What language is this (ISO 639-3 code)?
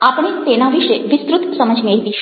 guj